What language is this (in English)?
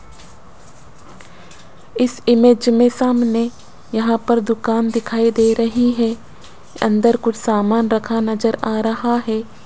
Hindi